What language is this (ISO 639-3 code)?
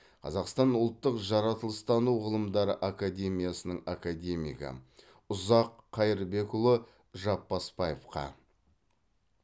kaz